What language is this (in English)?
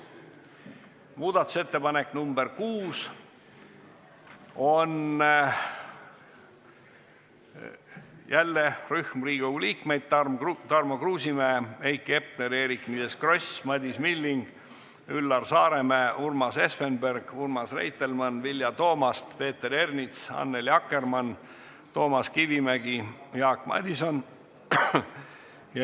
Estonian